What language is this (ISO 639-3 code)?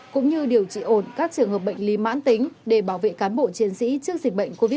vie